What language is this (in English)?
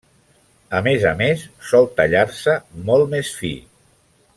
Catalan